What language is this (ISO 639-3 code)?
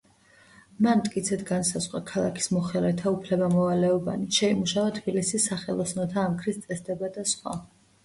kat